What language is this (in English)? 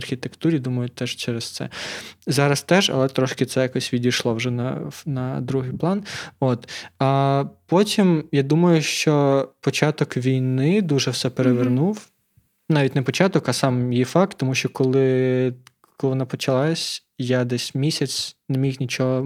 Ukrainian